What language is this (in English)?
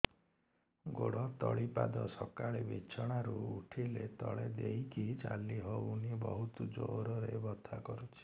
Odia